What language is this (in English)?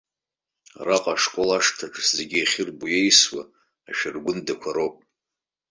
Abkhazian